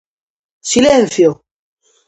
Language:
Galician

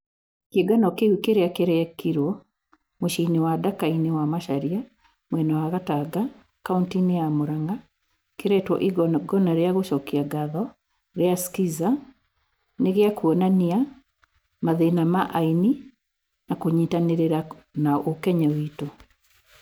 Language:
Kikuyu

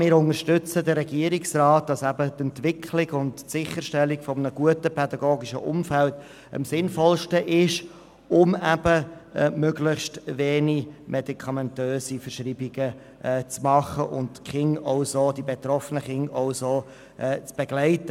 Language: Swiss German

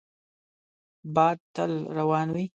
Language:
Pashto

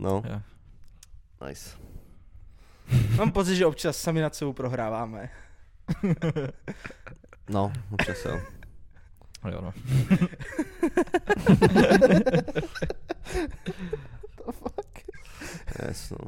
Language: Czech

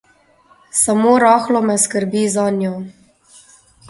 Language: Slovenian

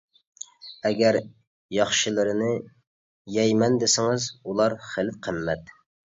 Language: Uyghur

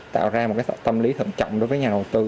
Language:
Vietnamese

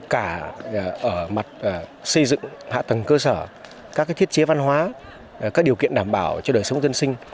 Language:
Vietnamese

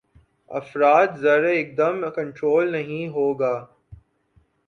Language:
Urdu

